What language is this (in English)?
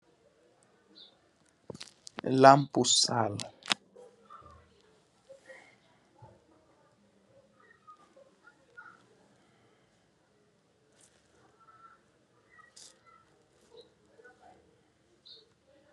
Wolof